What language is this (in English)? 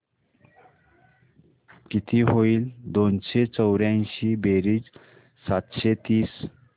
Marathi